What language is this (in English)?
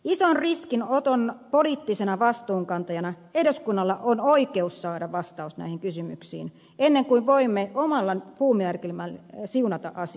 Finnish